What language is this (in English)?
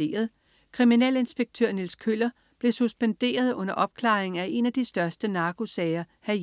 Danish